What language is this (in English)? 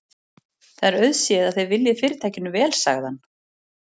Icelandic